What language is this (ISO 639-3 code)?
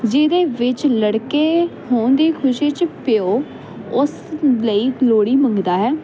pan